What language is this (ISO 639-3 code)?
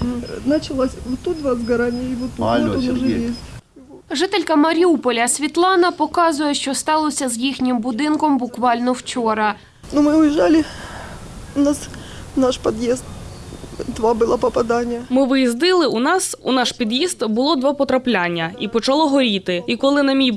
ukr